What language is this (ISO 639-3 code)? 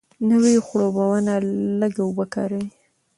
pus